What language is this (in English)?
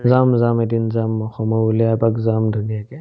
Assamese